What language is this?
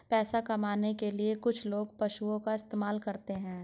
Hindi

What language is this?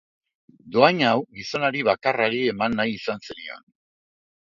Basque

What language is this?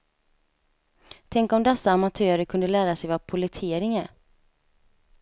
Swedish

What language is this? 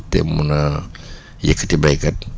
Wolof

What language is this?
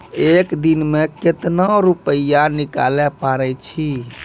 Maithili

